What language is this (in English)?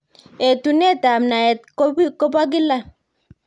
Kalenjin